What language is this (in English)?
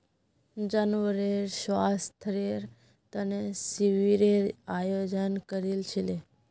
Magahi